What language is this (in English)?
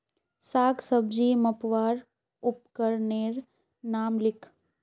Magahi